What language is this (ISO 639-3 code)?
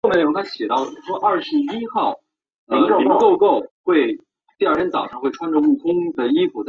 zho